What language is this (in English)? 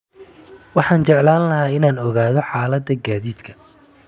Somali